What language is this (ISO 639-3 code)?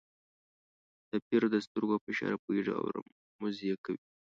pus